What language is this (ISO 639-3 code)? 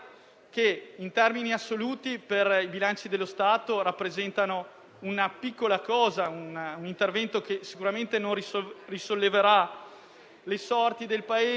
ita